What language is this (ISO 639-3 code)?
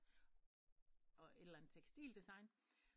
dan